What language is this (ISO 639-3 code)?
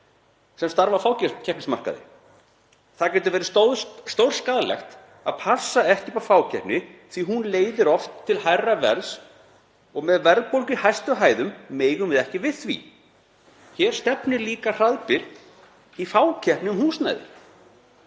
isl